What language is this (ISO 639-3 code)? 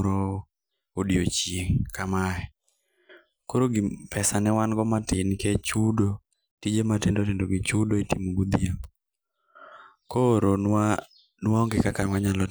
luo